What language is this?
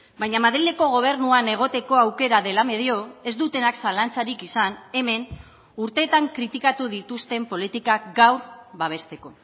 Basque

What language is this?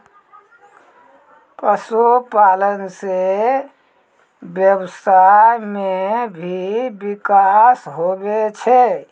Maithili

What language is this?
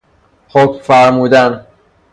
Persian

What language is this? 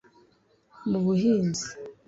Kinyarwanda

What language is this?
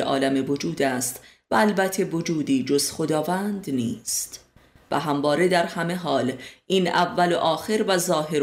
Persian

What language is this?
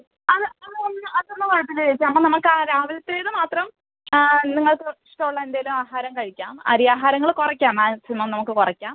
Malayalam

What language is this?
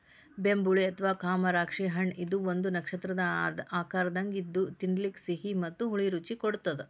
Kannada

